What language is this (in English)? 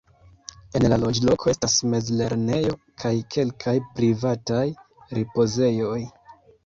Esperanto